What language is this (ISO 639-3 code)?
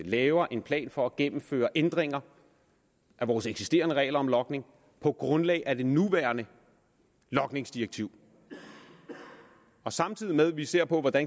dan